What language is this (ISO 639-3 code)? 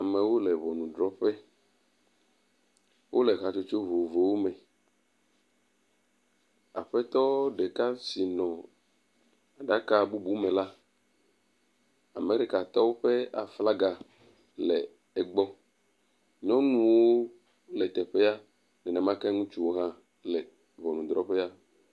ewe